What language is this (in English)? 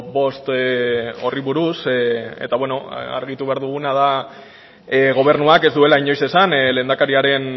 Basque